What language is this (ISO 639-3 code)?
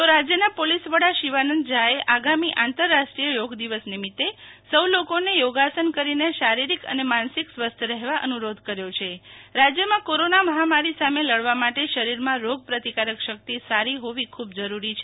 guj